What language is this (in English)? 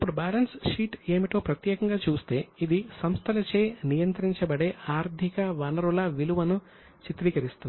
Telugu